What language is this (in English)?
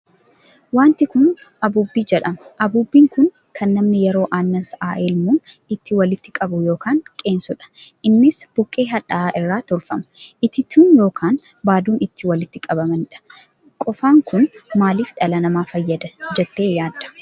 Oromo